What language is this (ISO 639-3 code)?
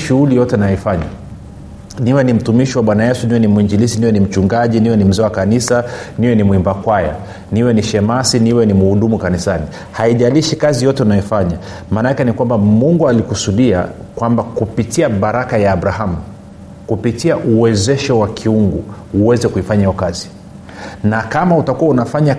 swa